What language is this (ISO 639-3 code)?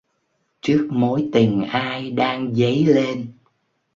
vie